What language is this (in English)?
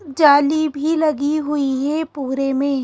Hindi